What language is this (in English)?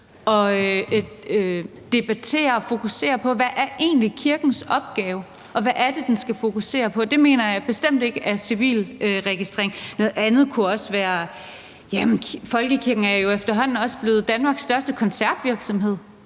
Danish